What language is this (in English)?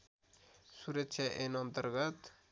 Nepali